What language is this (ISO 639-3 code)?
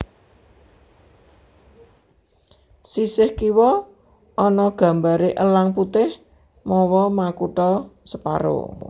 jav